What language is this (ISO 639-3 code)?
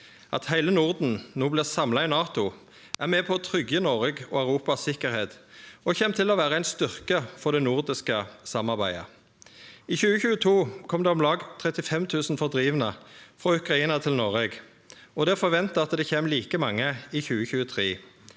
nor